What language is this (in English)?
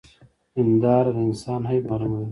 Pashto